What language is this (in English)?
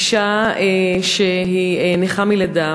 Hebrew